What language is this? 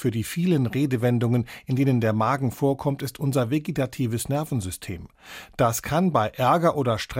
German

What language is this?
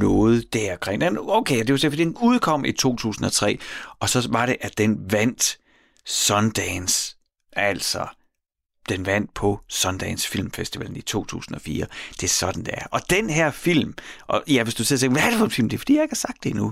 Danish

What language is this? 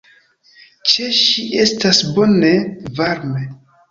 Esperanto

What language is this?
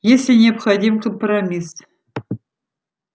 Russian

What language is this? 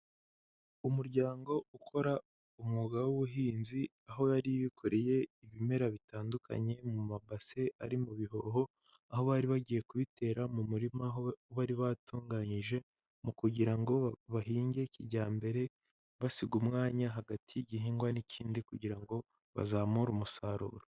Kinyarwanda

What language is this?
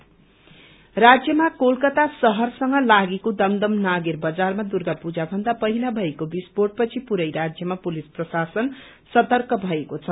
Nepali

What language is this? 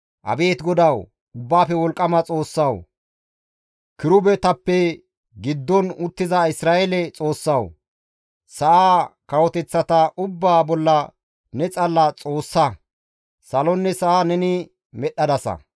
Gamo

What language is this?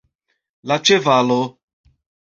Esperanto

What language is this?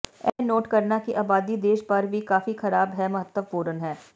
Punjabi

